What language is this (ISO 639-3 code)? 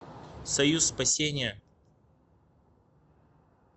rus